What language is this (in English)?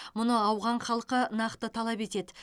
Kazakh